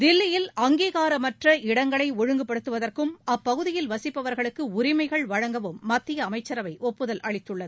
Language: Tamil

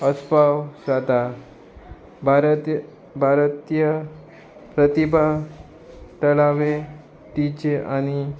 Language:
Konkani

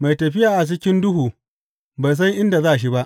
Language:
Hausa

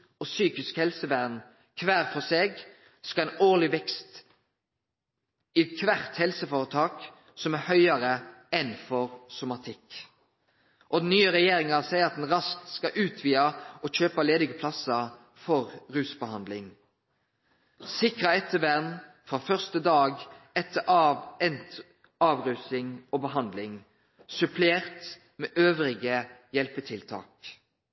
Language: Norwegian Nynorsk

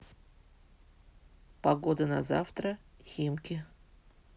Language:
Russian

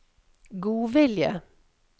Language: Norwegian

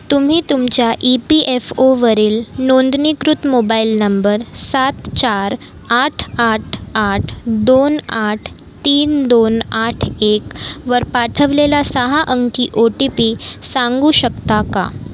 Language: Marathi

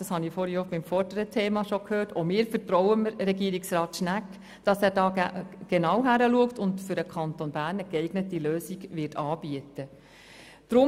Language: Swiss German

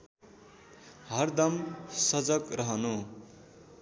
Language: Nepali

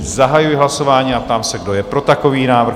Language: Czech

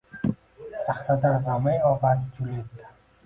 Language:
Uzbek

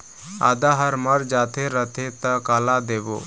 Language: Chhattisgarhi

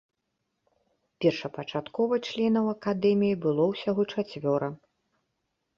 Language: Belarusian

